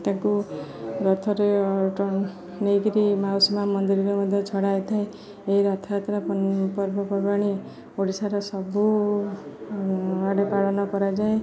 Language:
Odia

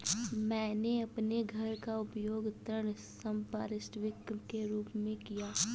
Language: Hindi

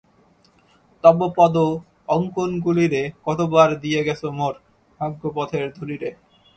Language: Bangla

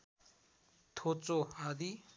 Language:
Nepali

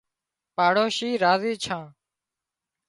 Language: Wadiyara Koli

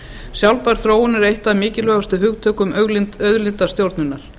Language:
Icelandic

